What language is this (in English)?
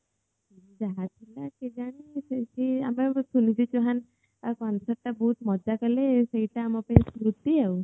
Odia